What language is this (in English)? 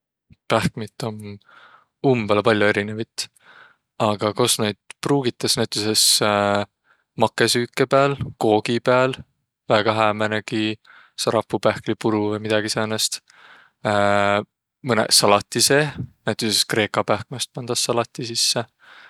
Võro